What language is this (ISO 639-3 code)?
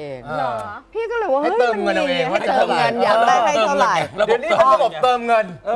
tha